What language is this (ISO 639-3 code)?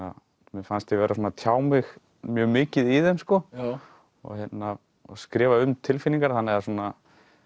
isl